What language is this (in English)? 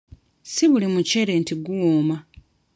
Ganda